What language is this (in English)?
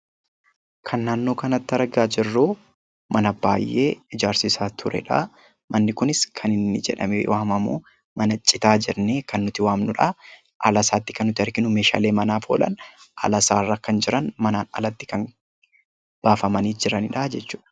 Oromo